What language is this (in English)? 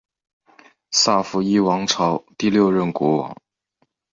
Chinese